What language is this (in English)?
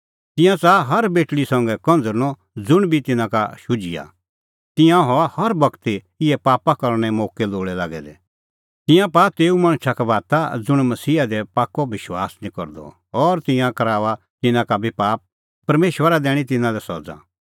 Kullu Pahari